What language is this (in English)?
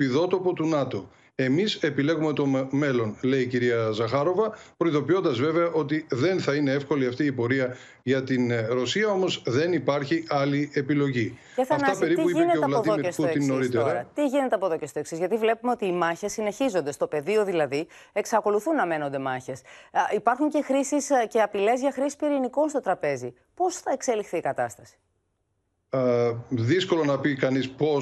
Greek